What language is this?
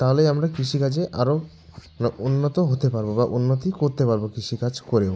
Bangla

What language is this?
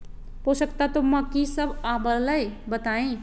Magahi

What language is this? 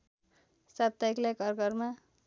Nepali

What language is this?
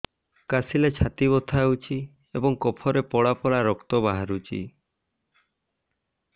Odia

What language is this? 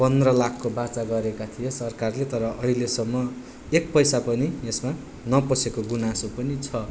Nepali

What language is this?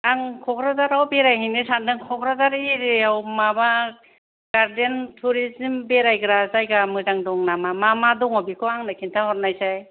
Bodo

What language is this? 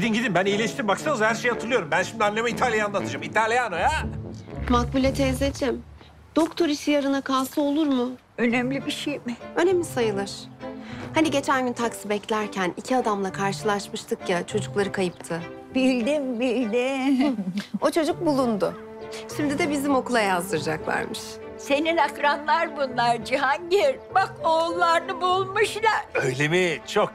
Turkish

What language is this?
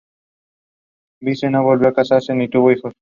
Spanish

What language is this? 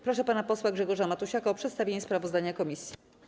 Polish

